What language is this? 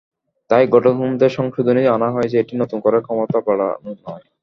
Bangla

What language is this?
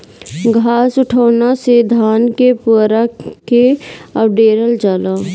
Bhojpuri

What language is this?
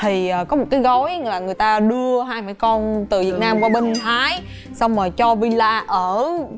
Vietnamese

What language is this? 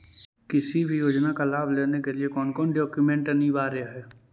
Magahi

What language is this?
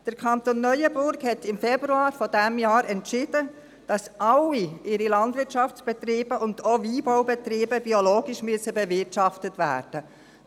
Swiss German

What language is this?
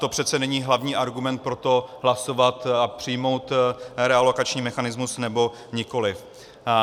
Czech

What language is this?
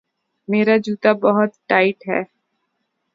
Urdu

